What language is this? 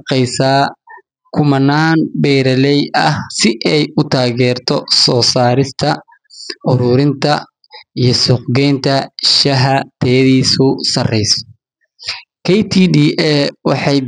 Somali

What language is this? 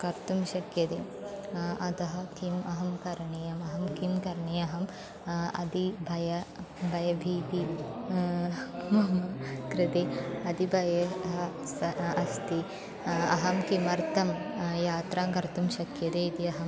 Sanskrit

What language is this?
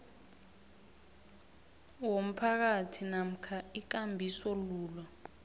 South Ndebele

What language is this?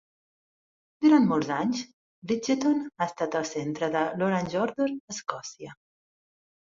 Catalan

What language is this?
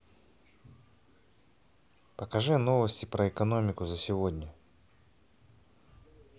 Russian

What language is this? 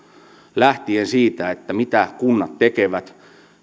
Finnish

